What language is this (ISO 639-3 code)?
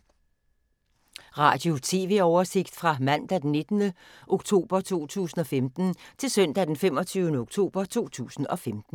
dan